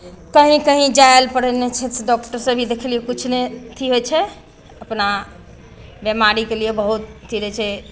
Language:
Maithili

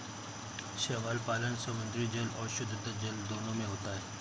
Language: Hindi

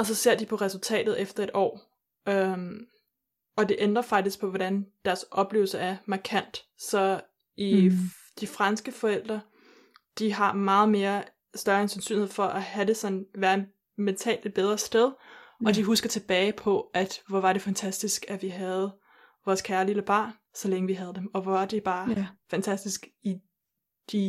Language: Danish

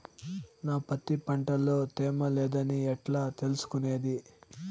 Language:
Telugu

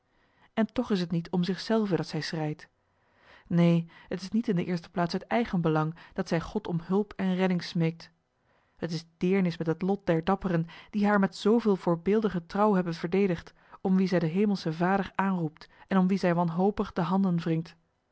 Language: Dutch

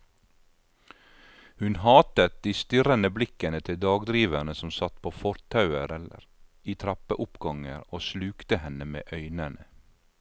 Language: Norwegian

